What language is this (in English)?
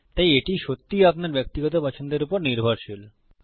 Bangla